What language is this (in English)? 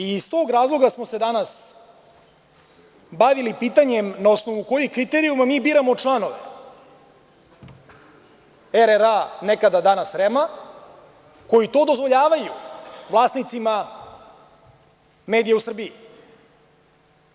Serbian